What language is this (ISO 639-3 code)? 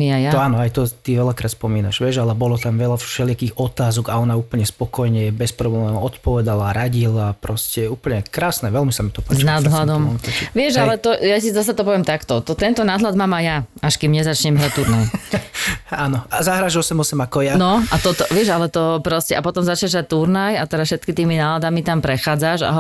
slk